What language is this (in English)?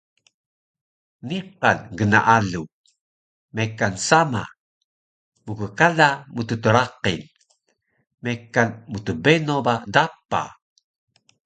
Taroko